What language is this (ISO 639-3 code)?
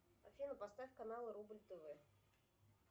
rus